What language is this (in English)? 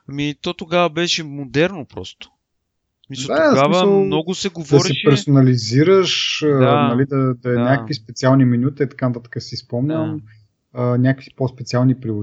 Bulgarian